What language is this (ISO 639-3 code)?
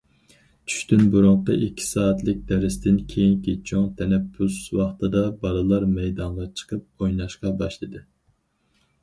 uig